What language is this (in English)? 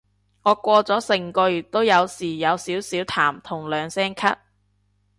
Cantonese